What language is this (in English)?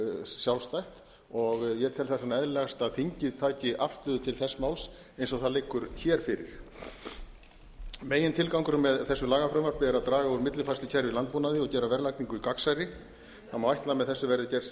Icelandic